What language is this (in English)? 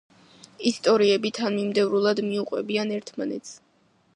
Georgian